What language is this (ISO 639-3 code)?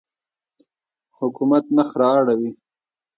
pus